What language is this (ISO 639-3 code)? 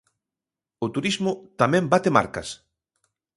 glg